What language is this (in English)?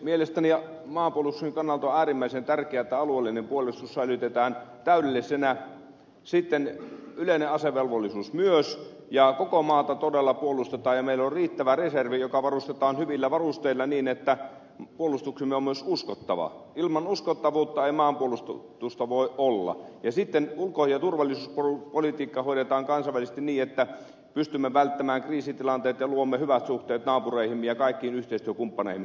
Finnish